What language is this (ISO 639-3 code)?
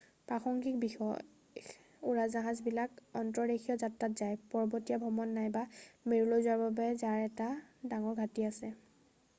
asm